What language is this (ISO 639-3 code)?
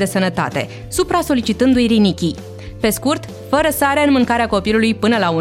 ron